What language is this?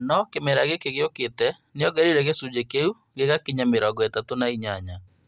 Kikuyu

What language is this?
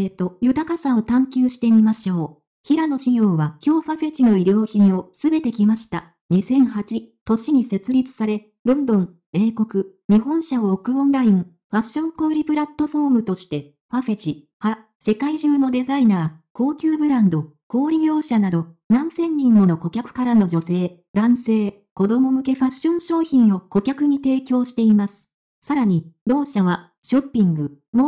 Japanese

